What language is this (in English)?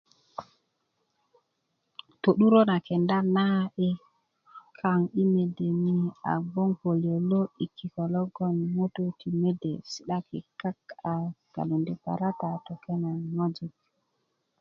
Kuku